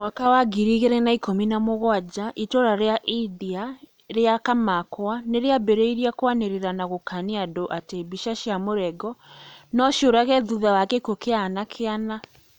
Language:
Kikuyu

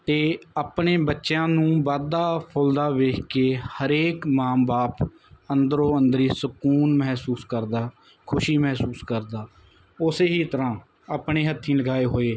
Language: Punjabi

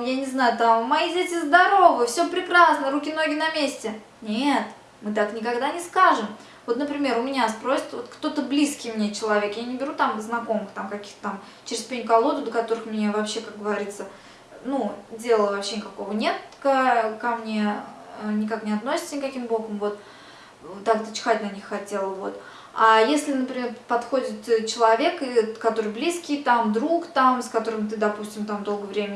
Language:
Russian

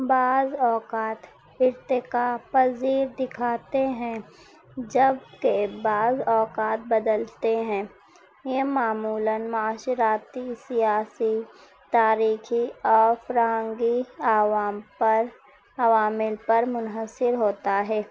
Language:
Urdu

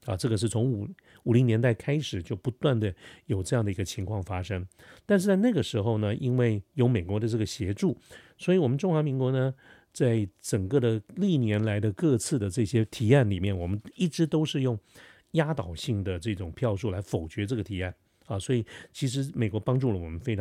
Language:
Chinese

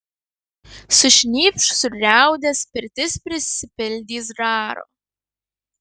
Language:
Lithuanian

